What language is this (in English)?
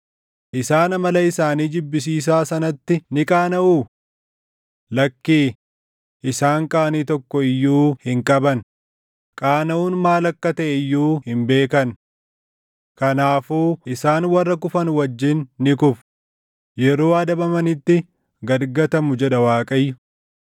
Oromo